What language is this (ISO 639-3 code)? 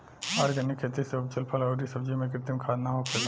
bho